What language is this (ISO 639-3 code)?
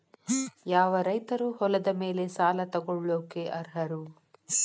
kan